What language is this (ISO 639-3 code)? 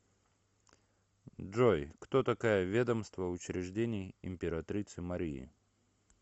rus